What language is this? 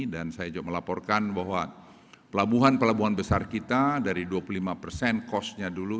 Indonesian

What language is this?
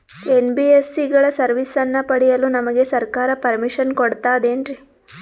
Kannada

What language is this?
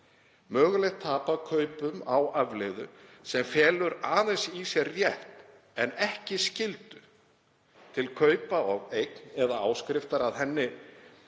Icelandic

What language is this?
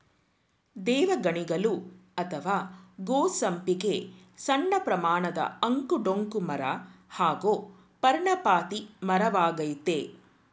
Kannada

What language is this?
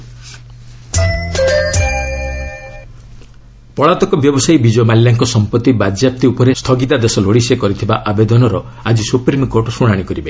Odia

